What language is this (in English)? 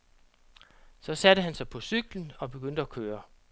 Danish